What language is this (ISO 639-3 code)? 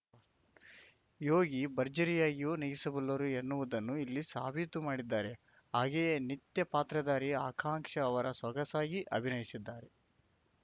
kan